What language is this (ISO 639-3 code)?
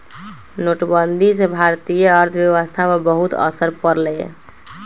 mag